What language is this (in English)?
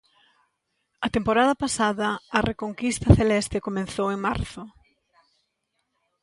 Galician